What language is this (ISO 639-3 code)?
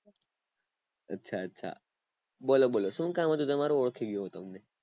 guj